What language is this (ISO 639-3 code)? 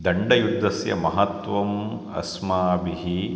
san